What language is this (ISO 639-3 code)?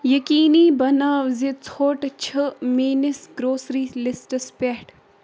kas